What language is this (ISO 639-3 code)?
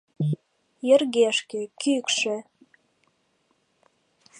chm